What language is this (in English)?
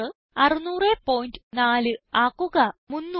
Malayalam